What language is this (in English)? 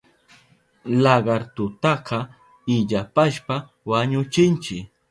Southern Pastaza Quechua